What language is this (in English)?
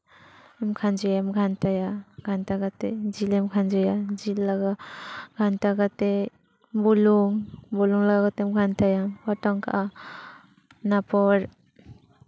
Santali